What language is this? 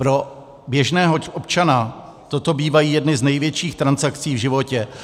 Czech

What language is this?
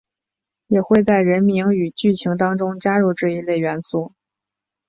Chinese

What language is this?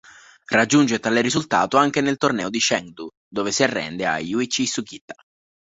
Italian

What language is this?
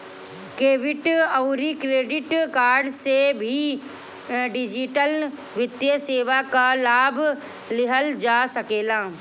Bhojpuri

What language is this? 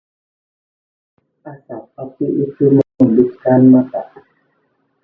Indonesian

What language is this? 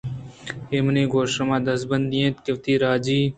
Eastern Balochi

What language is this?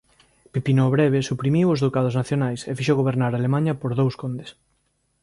Galician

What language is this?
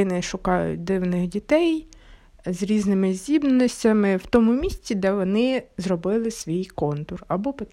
Ukrainian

